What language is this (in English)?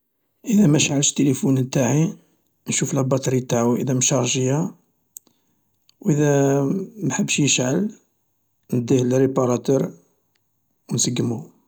Algerian Arabic